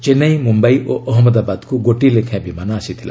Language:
Odia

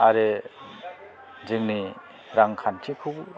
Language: Bodo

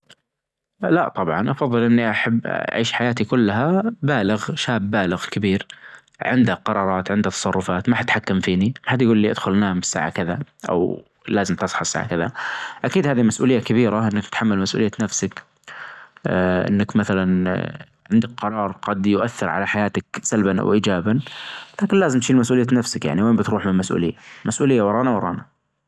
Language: Najdi Arabic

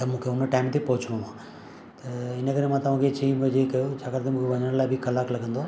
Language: Sindhi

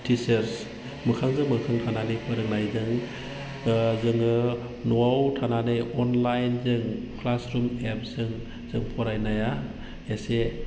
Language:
Bodo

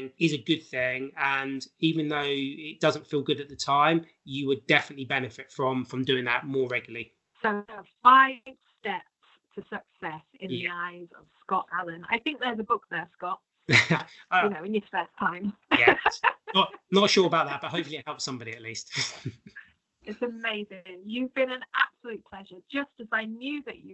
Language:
English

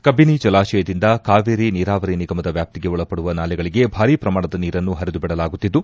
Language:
Kannada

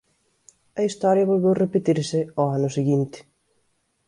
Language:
Galician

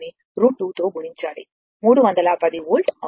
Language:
Telugu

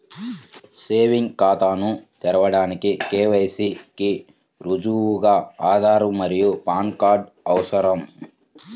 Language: Telugu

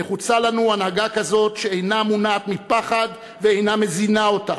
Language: Hebrew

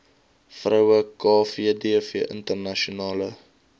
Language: Afrikaans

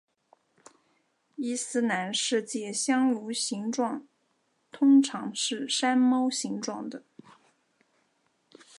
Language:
Chinese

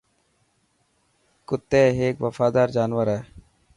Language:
Dhatki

